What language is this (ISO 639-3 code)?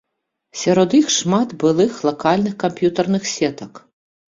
bel